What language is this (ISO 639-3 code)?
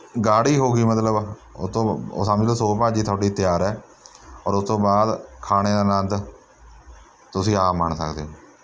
pan